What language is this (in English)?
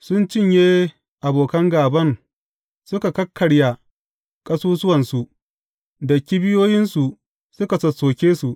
Hausa